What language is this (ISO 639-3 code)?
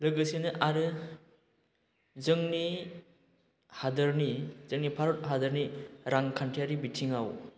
brx